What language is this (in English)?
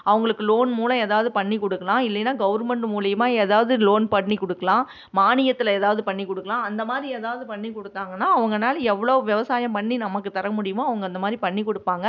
Tamil